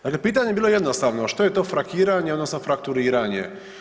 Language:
Croatian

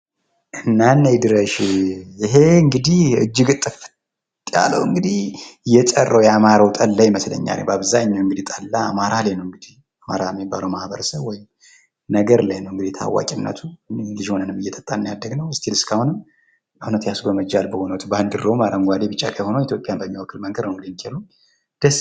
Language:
Amharic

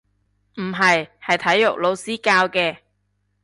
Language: Cantonese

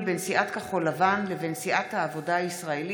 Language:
Hebrew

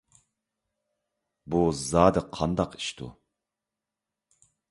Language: Uyghur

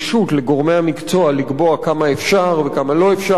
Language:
Hebrew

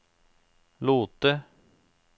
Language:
Norwegian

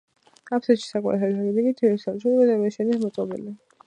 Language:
Georgian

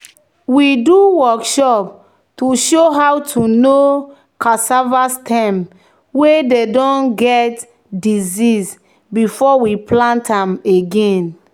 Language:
Nigerian Pidgin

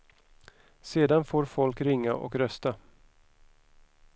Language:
Swedish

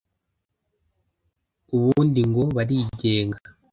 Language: Kinyarwanda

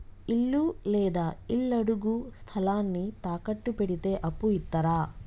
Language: Telugu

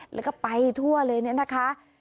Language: Thai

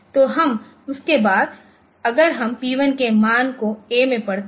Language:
Hindi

